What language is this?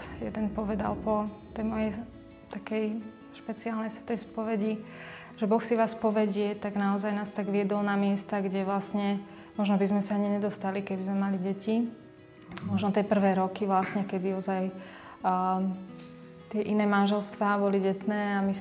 Slovak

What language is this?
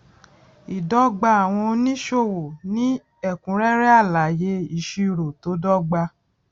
Yoruba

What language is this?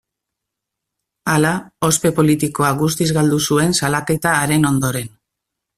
Basque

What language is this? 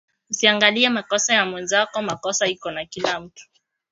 Swahili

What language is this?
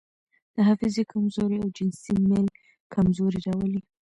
Pashto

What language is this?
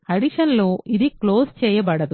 Telugu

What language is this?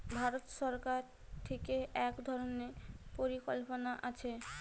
Bangla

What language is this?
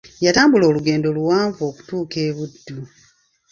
Ganda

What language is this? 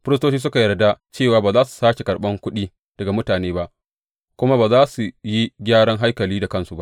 Hausa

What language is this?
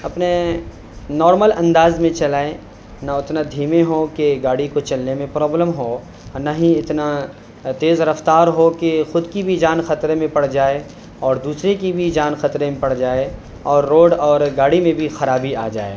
Urdu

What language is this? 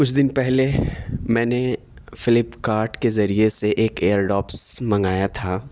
Urdu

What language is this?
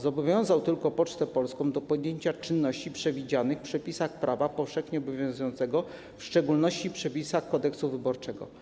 Polish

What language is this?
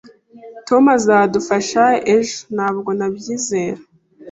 Kinyarwanda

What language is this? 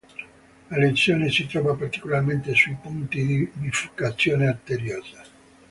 Italian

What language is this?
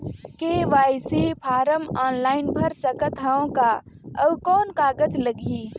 Chhattisgarhi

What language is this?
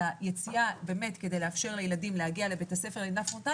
Hebrew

